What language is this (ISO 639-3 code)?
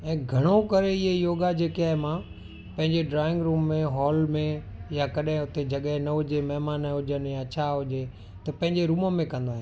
snd